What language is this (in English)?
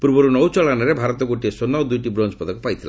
Odia